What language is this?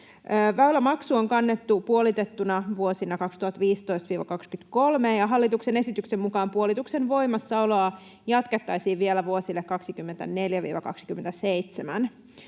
Finnish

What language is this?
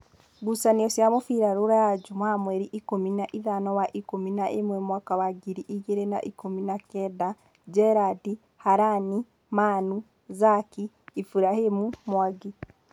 Kikuyu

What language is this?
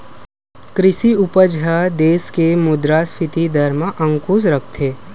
Chhattisgarhi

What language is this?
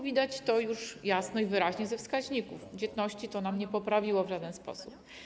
Polish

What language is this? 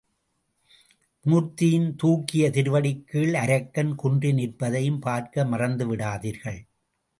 Tamil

